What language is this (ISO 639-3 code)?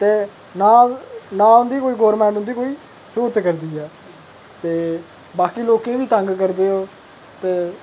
doi